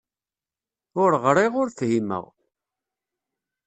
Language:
Kabyle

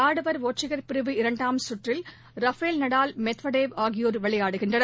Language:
Tamil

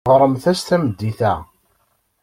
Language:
Kabyle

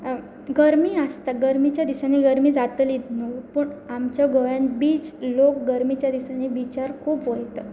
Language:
Konkani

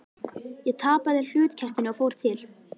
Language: Icelandic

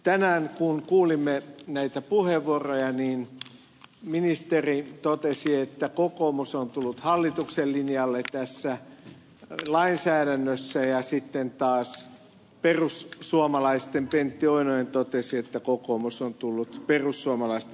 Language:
Finnish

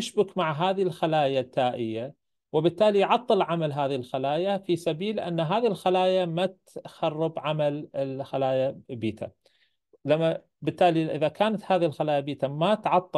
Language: Arabic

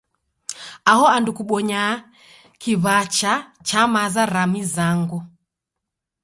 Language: Taita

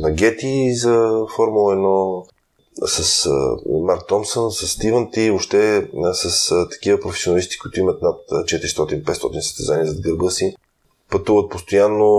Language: Bulgarian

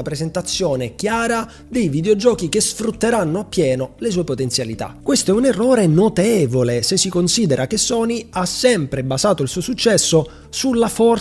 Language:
Italian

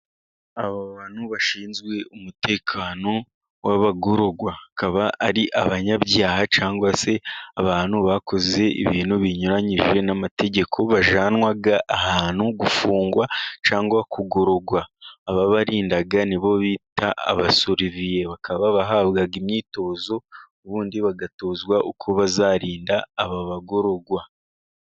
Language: Kinyarwanda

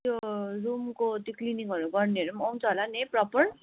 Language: Nepali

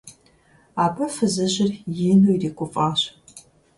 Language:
Kabardian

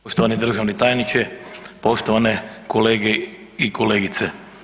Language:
Croatian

